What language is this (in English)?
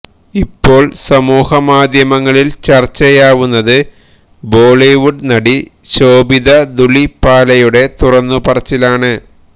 Malayalam